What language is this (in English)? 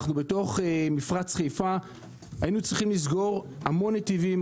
Hebrew